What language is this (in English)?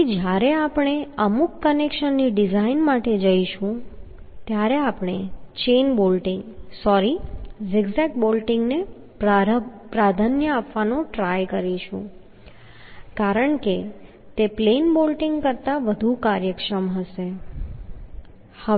Gujarati